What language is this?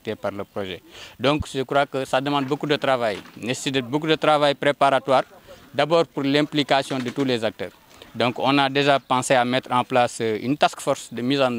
French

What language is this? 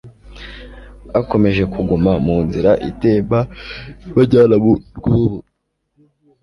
Kinyarwanda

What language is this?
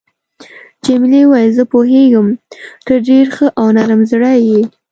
Pashto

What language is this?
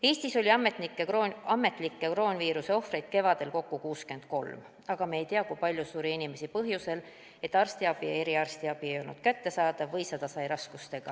Estonian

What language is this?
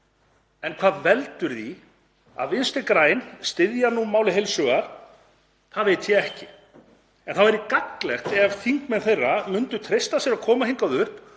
Icelandic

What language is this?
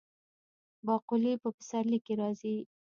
Pashto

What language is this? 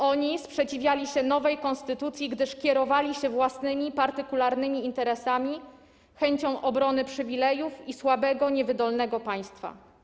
Polish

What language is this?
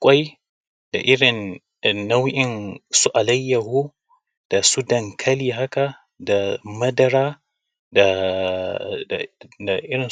Hausa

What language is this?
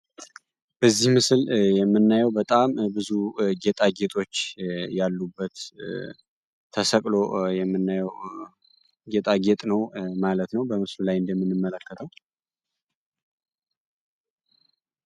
Amharic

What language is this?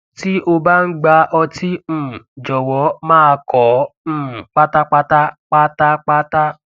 Yoruba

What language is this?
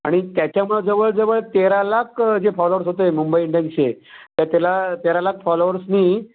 Marathi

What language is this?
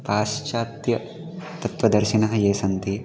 Sanskrit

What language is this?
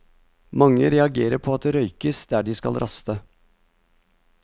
Norwegian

